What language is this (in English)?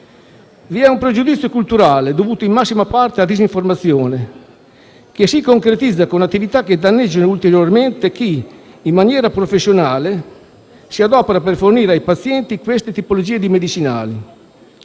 Italian